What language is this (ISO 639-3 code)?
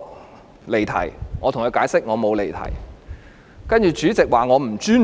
yue